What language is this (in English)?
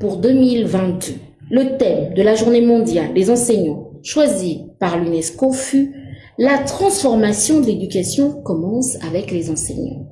French